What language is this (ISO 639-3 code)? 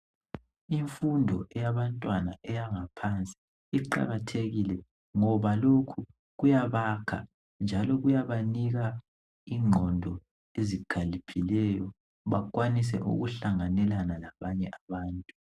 nde